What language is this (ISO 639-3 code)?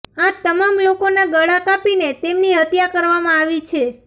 guj